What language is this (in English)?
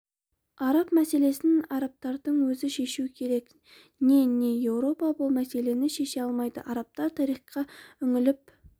Kazakh